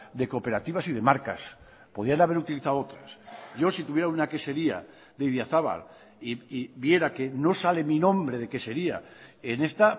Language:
Spanish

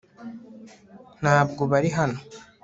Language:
Kinyarwanda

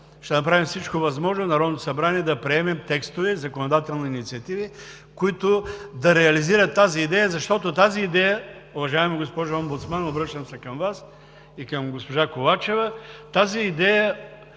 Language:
Bulgarian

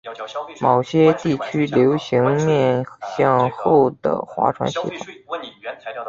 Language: Chinese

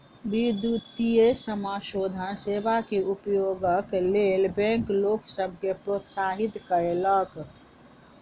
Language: Maithili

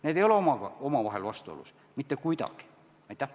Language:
Estonian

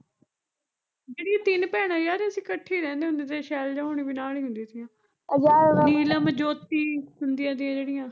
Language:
Punjabi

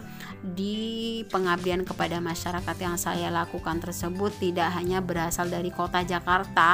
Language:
Indonesian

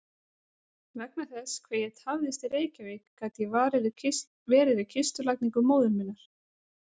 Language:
Icelandic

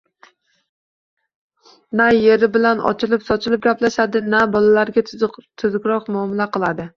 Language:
Uzbek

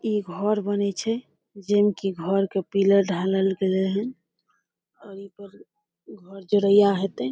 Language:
Maithili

